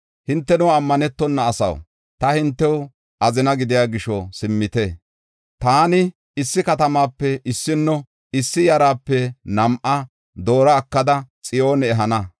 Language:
Gofa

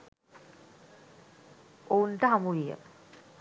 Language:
Sinhala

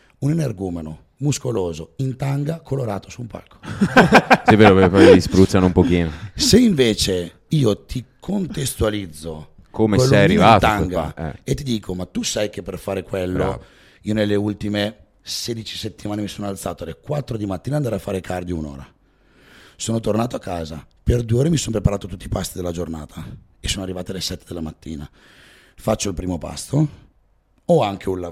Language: Italian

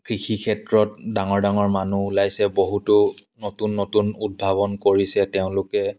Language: Assamese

